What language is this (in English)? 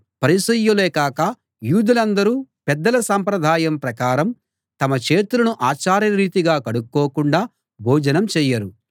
Telugu